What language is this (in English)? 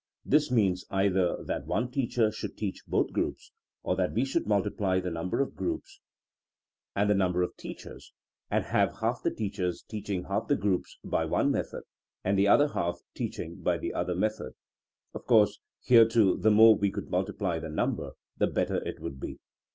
English